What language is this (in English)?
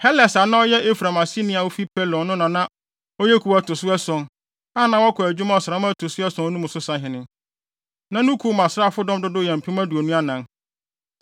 Akan